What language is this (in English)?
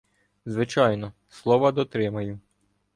Ukrainian